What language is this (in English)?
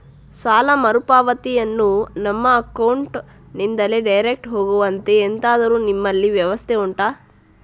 Kannada